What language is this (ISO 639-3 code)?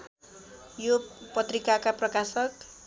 nep